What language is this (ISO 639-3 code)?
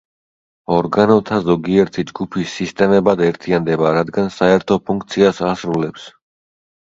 kat